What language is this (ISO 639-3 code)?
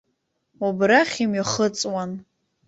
abk